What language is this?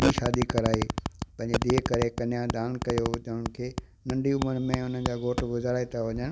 Sindhi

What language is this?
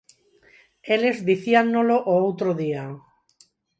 Galician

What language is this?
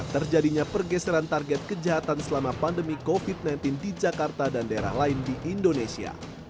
Indonesian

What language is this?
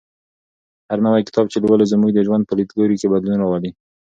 Pashto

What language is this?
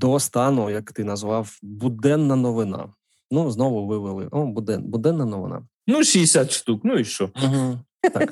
Ukrainian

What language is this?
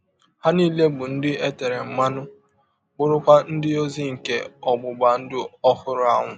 Igbo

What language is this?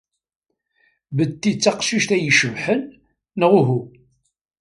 Kabyle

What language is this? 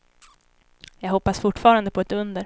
Swedish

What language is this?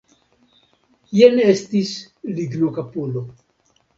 Esperanto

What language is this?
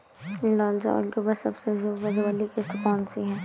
Hindi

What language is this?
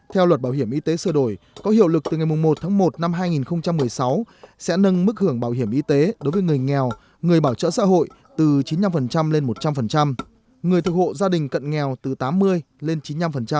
Vietnamese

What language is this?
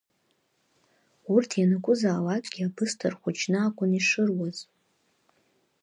Abkhazian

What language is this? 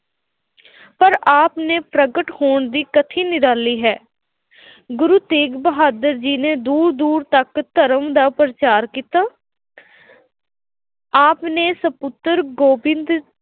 Punjabi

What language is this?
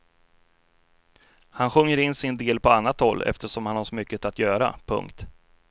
Swedish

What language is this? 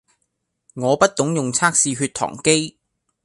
Cantonese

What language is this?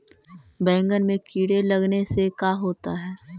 Magahi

